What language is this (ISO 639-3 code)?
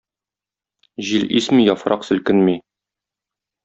tat